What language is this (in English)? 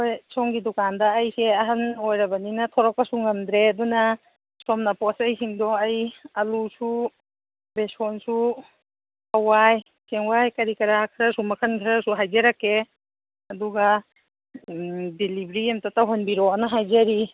Manipuri